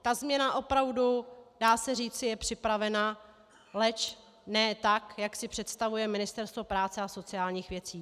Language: Czech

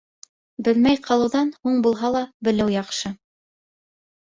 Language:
Bashkir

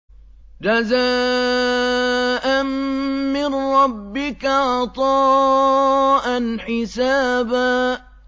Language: Arabic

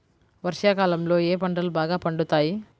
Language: Telugu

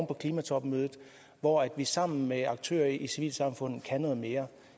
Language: Danish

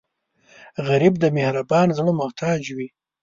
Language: Pashto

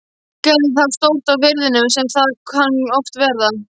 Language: Icelandic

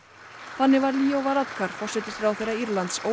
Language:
Icelandic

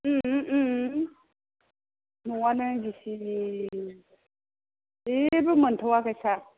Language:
Bodo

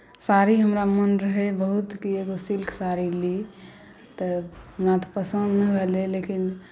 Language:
Maithili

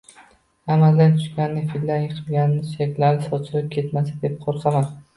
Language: Uzbek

